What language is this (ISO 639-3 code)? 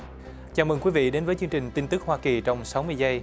vie